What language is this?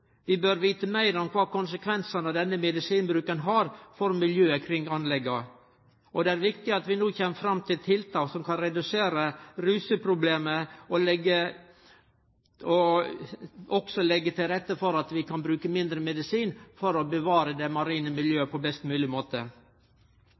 Norwegian Nynorsk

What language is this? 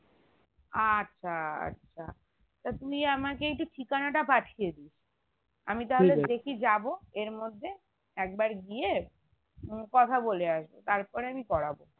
Bangla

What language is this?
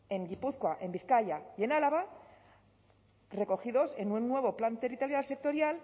Spanish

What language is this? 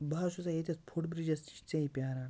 Kashmiri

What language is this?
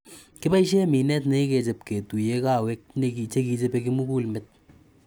Kalenjin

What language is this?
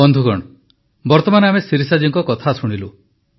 Odia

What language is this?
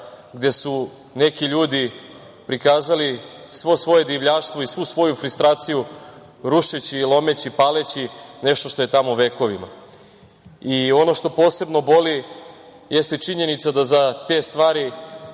Serbian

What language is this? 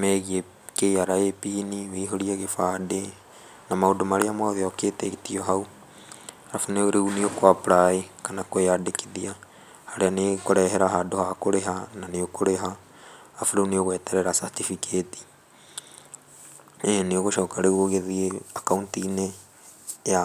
Kikuyu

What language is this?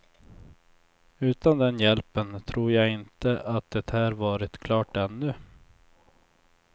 Swedish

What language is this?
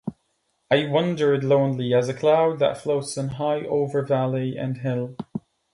English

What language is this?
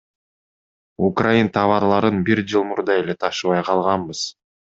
Kyrgyz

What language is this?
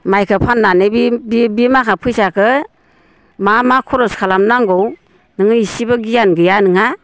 Bodo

